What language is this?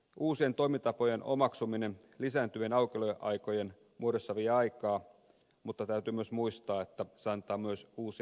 Finnish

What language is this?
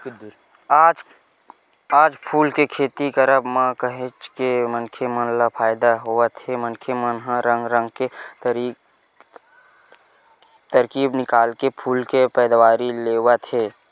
Chhattisgarhi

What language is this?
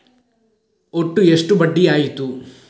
Kannada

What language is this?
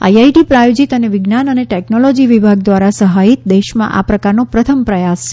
Gujarati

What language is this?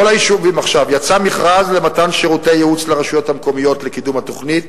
Hebrew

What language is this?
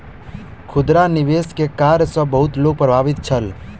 Maithili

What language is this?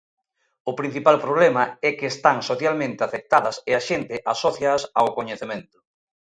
Galician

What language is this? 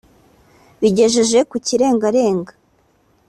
Kinyarwanda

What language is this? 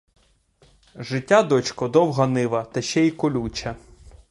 Ukrainian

